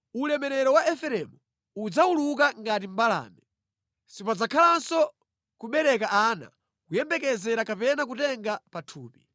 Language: Nyanja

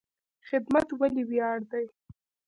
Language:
Pashto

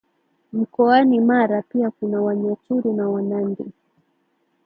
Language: Swahili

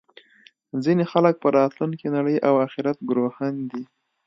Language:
Pashto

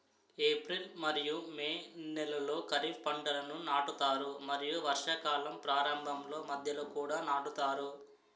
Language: Telugu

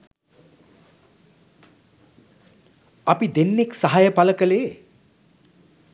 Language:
Sinhala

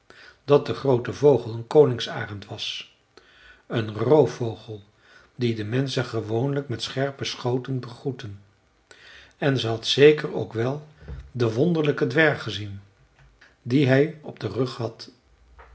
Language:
Dutch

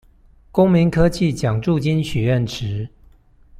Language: Chinese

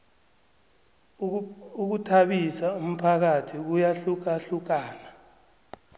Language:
South Ndebele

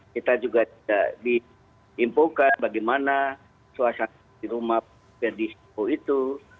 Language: Indonesian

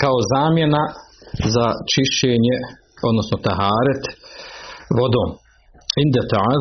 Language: Croatian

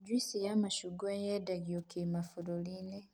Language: Kikuyu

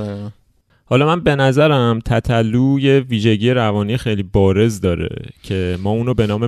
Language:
Persian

